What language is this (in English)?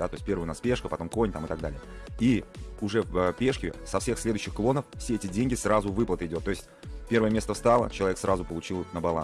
Russian